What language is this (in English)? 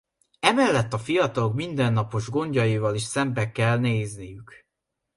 Hungarian